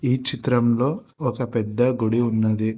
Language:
Telugu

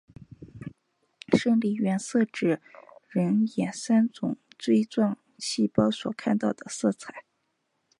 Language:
Chinese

